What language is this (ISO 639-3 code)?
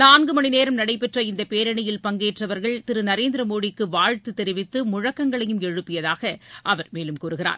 tam